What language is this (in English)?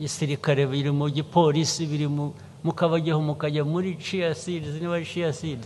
Turkish